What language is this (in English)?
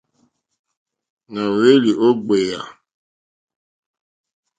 Mokpwe